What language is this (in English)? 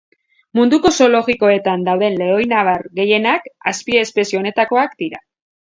Basque